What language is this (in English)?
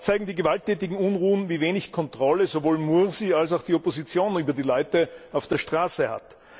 German